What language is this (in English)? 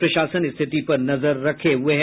Hindi